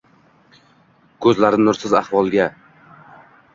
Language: Uzbek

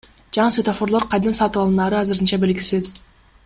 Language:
Kyrgyz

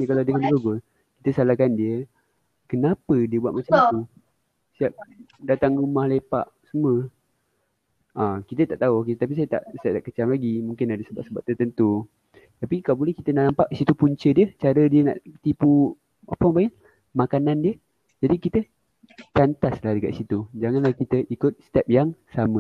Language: Malay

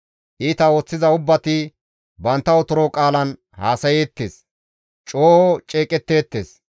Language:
Gamo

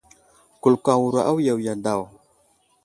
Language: Wuzlam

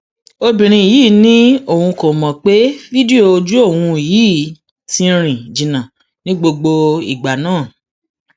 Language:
Yoruba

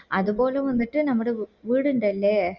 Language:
Malayalam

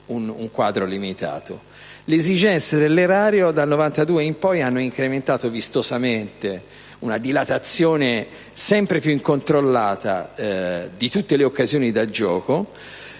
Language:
Italian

